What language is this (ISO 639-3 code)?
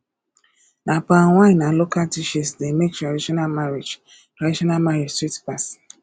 pcm